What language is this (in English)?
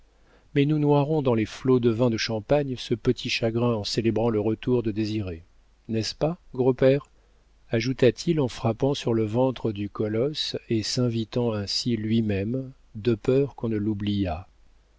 French